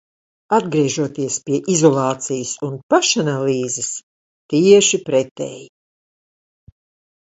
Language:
Latvian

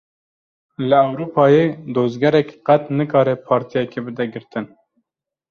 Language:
Kurdish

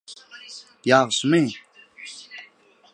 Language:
Turkmen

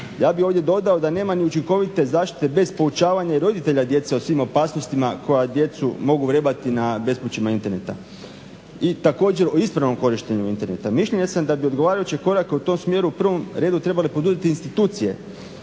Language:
Croatian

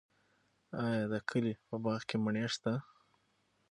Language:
Pashto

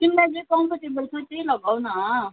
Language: Nepali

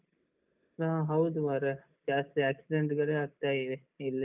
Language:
Kannada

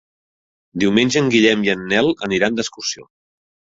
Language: Catalan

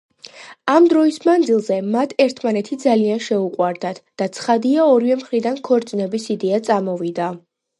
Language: Georgian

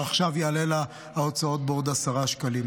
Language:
Hebrew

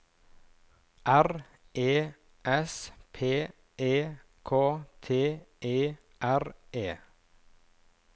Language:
Norwegian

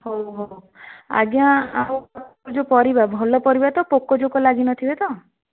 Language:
Odia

